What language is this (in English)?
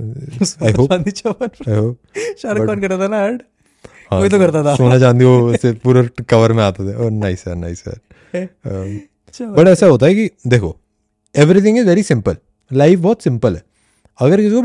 Hindi